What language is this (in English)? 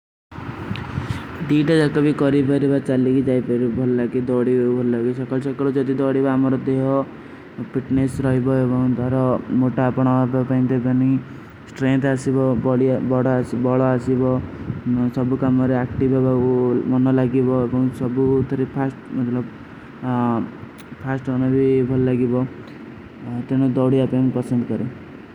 Kui (India)